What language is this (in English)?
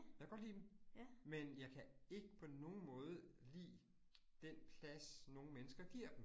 Danish